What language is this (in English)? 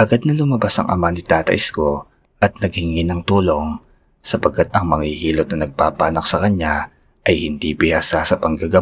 Filipino